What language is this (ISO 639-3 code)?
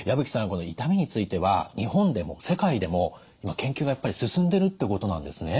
jpn